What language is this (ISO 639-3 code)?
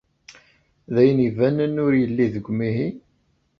kab